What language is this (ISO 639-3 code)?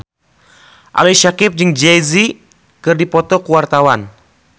sun